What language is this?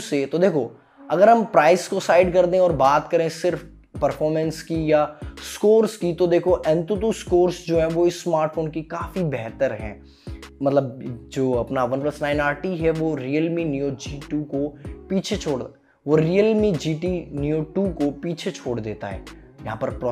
Hindi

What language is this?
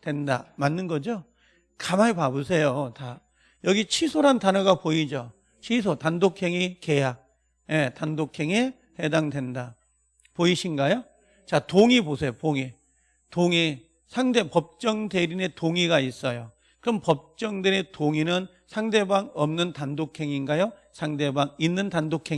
Korean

